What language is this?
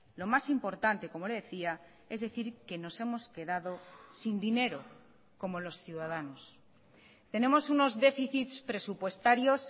Spanish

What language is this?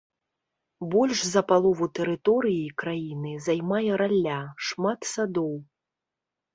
Belarusian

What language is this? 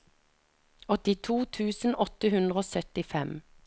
Norwegian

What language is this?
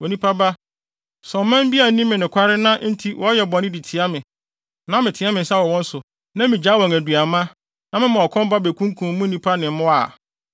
Akan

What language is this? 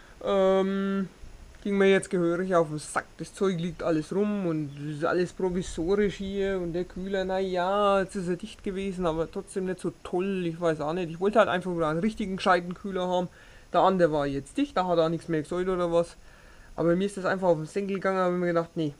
German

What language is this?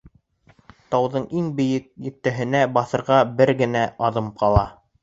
Bashkir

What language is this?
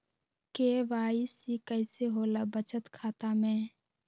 Magahi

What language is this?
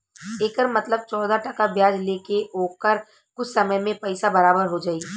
Bhojpuri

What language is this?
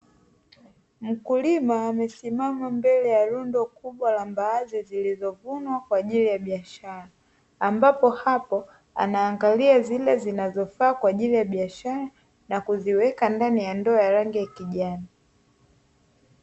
Swahili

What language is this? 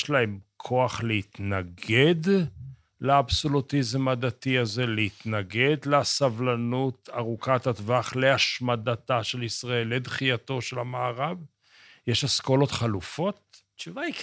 Hebrew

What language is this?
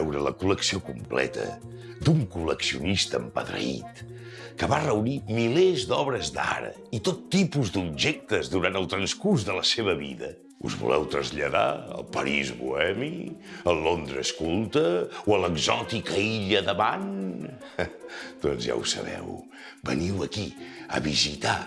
Catalan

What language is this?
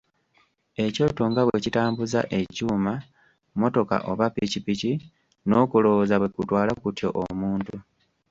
Ganda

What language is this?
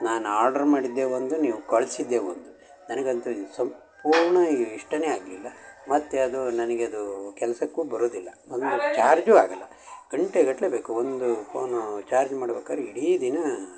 Kannada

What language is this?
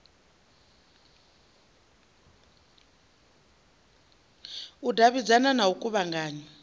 Venda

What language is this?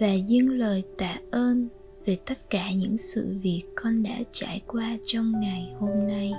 Vietnamese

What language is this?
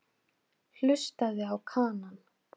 Icelandic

